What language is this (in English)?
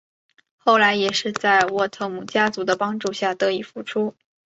Chinese